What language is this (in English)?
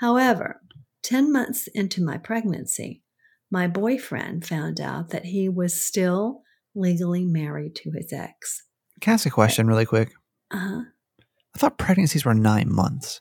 English